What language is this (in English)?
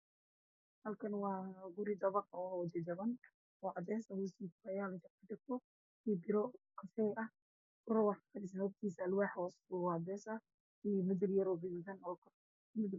Somali